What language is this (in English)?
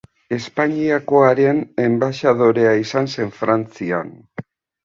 Basque